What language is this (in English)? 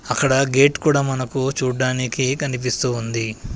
Telugu